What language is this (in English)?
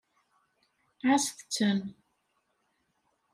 Kabyle